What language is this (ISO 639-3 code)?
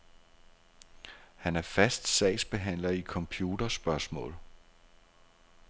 dan